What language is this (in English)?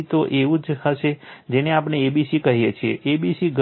Gujarati